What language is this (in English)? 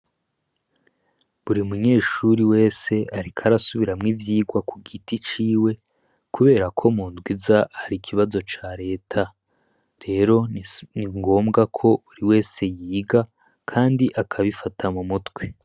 Rundi